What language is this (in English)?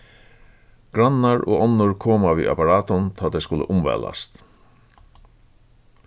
Faroese